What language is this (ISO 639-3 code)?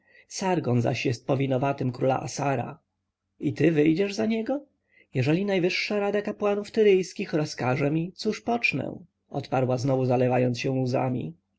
pol